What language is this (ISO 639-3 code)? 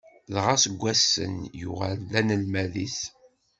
kab